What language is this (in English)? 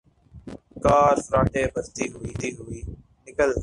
Urdu